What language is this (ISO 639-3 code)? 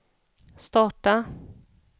swe